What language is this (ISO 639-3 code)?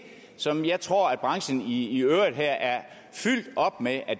dan